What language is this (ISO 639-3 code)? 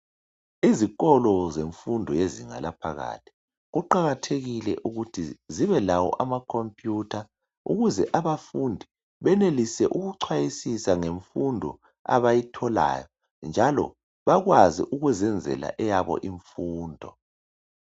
nde